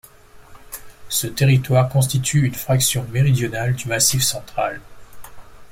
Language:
French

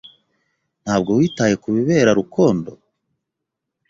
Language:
Kinyarwanda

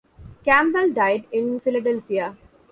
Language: English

